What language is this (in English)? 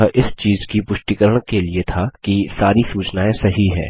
Hindi